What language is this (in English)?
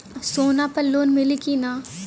Bhojpuri